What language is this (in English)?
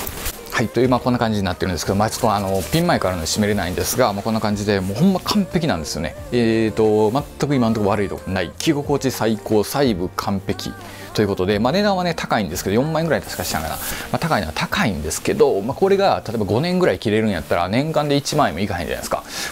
Japanese